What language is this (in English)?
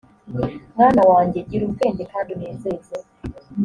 Kinyarwanda